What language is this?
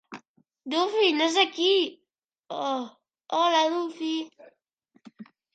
Catalan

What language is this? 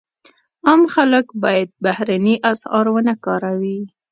Pashto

